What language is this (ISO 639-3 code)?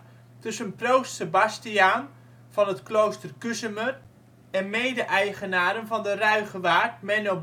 nld